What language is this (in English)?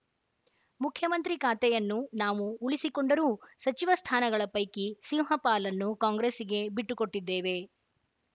Kannada